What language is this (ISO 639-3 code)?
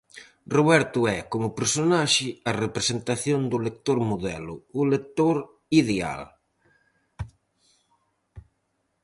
glg